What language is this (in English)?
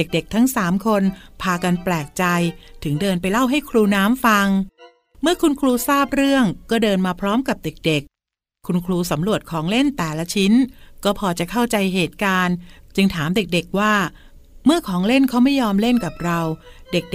Thai